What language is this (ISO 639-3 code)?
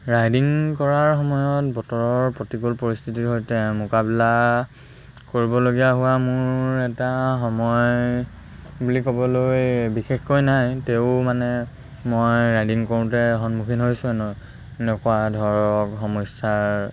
asm